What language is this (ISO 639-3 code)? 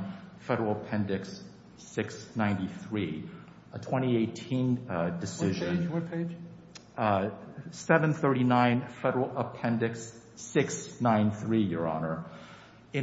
eng